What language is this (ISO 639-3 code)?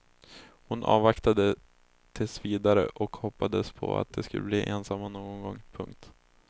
swe